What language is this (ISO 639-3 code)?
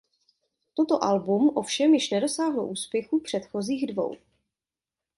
ces